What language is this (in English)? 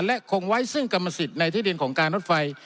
Thai